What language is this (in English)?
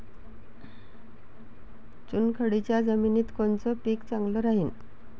Marathi